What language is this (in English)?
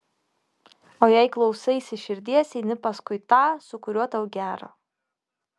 Lithuanian